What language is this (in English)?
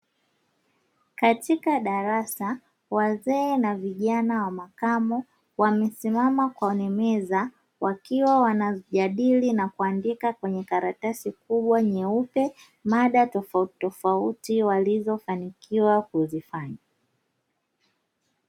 Swahili